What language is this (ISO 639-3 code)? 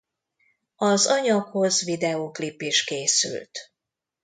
hun